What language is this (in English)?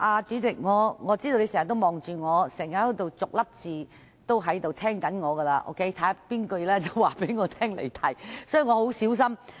Cantonese